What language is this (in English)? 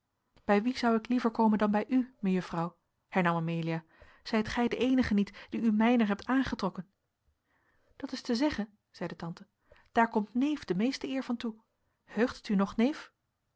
Dutch